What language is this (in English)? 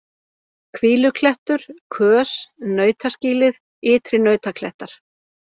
Icelandic